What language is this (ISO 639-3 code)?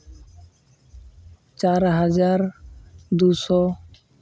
sat